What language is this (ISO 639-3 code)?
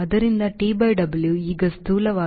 kan